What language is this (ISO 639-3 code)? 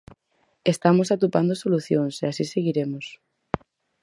glg